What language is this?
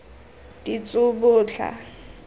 Tswana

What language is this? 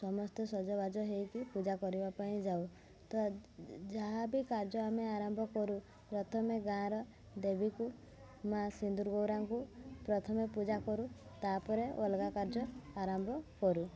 Odia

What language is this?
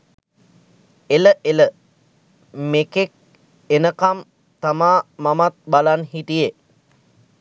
Sinhala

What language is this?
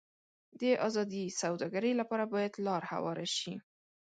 Pashto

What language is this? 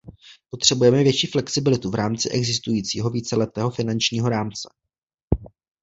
Czech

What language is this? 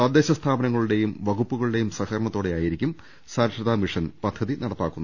Malayalam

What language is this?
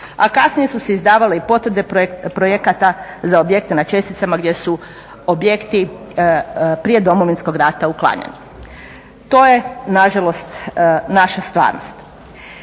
Croatian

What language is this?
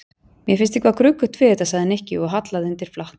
Icelandic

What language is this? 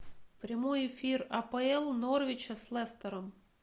Russian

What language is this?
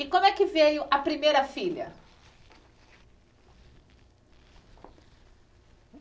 Portuguese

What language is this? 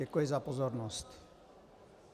Czech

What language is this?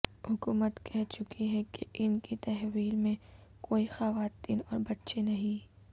Urdu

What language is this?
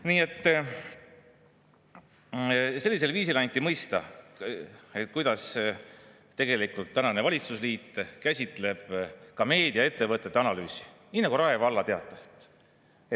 Estonian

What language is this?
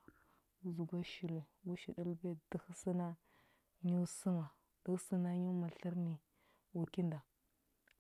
Huba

